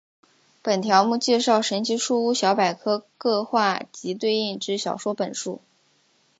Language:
Chinese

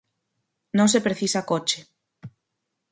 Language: Galician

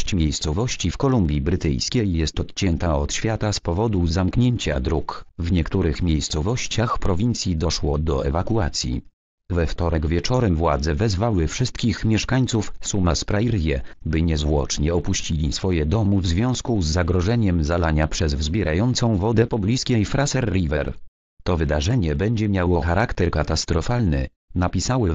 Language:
Polish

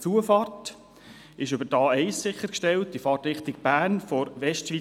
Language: Swiss German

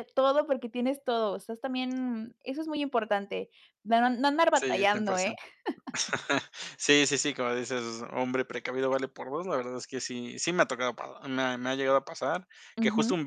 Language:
Spanish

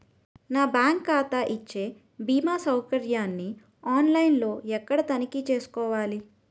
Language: Telugu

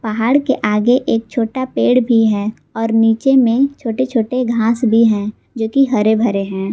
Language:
Hindi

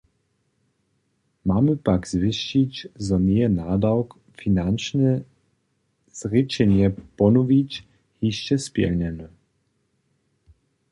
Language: Upper Sorbian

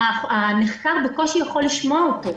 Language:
Hebrew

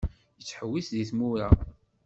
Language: Kabyle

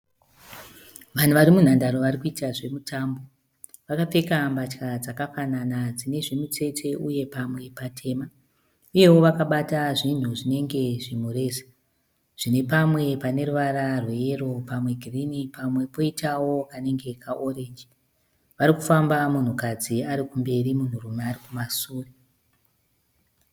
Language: Shona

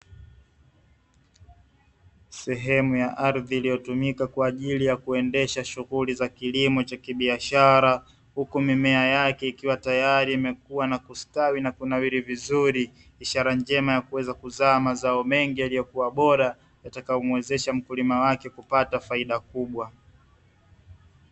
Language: Swahili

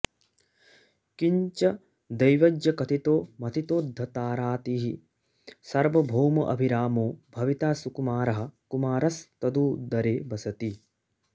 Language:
Sanskrit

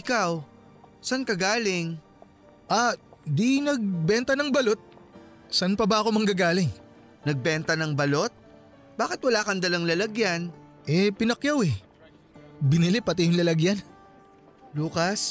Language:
Filipino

